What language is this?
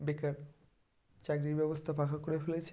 Bangla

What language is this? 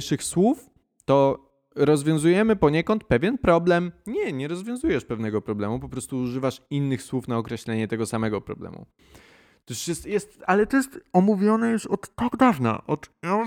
Polish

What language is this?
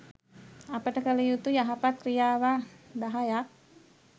Sinhala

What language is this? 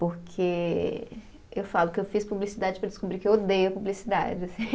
Portuguese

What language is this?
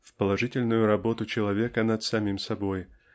Russian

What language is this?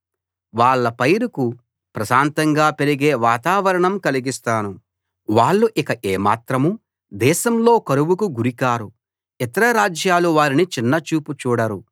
Telugu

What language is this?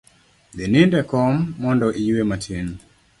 Luo (Kenya and Tanzania)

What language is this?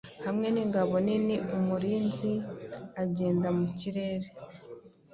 Kinyarwanda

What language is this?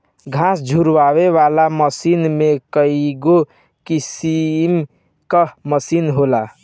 Bhojpuri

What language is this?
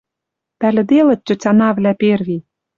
Western Mari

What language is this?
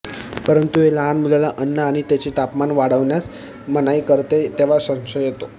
Marathi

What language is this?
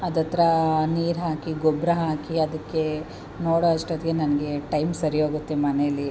Kannada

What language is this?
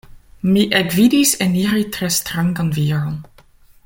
Esperanto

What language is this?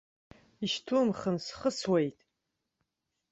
Abkhazian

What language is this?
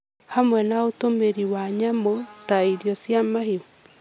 Kikuyu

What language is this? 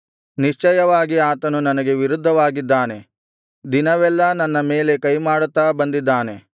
Kannada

